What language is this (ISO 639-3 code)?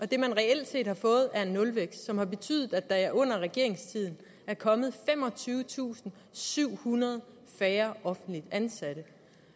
dan